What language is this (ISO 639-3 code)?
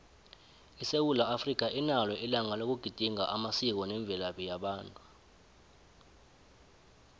nbl